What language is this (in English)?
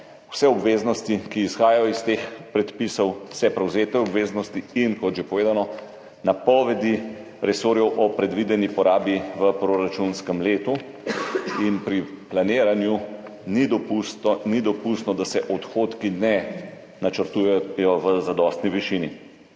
Slovenian